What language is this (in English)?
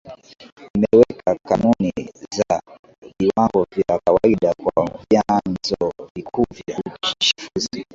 Swahili